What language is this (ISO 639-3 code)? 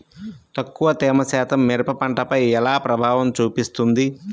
tel